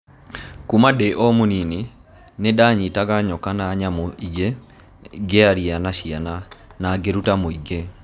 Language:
Kikuyu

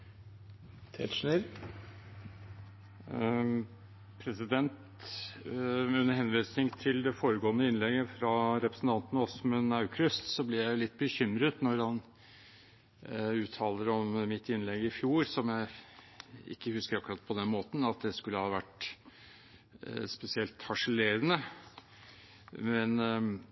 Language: Norwegian Bokmål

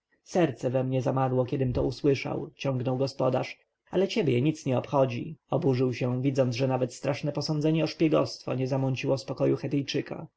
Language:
Polish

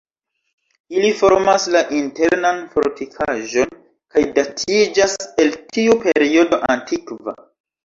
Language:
Esperanto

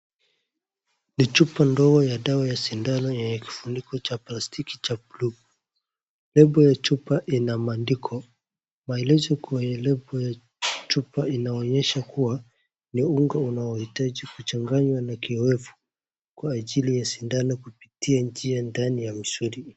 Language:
Swahili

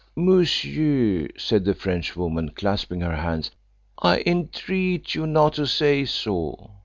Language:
English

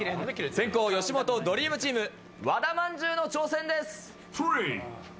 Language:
Japanese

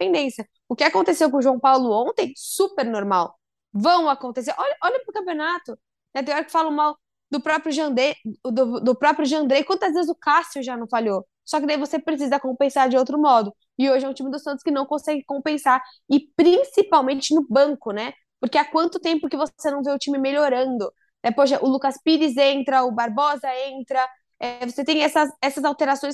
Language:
Portuguese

